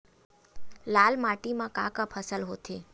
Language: Chhattisgarhi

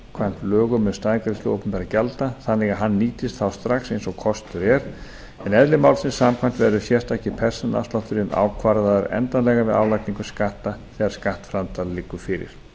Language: Icelandic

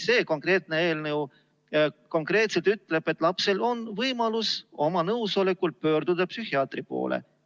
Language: Estonian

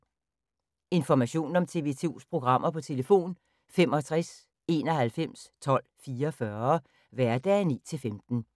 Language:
Danish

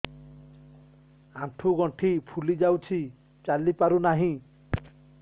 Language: Odia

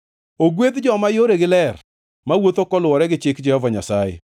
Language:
Luo (Kenya and Tanzania)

